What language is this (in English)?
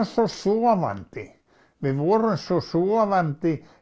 Icelandic